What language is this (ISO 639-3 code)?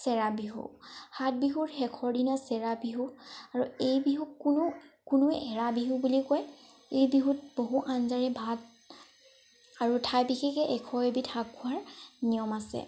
asm